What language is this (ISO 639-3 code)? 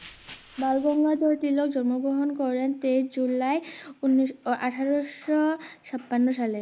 ben